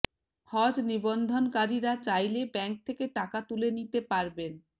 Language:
Bangla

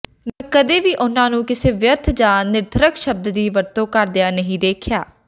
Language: Punjabi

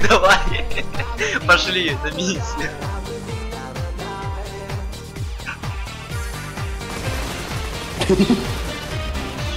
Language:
Russian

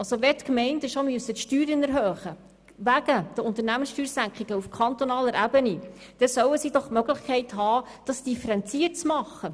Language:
Swiss German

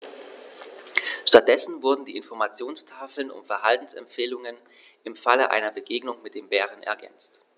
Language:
German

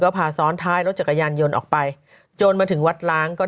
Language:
Thai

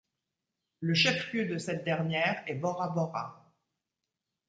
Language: French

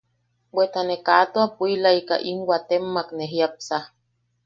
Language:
Yaqui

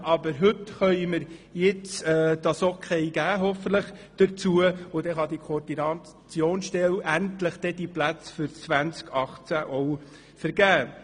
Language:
Swiss German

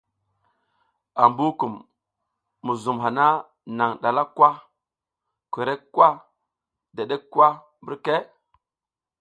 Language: South Giziga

